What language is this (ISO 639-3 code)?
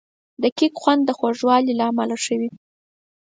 pus